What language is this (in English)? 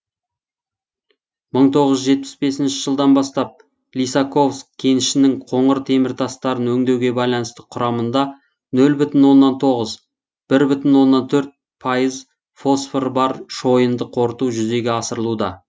Kazakh